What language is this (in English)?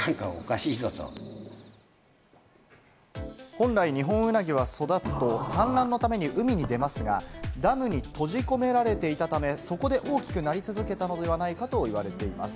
Japanese